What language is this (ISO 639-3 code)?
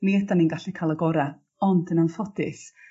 cym